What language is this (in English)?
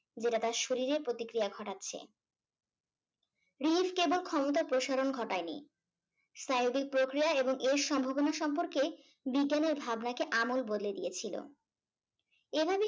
Bangla